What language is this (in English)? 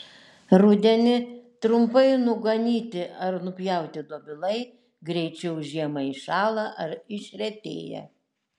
Lithuanian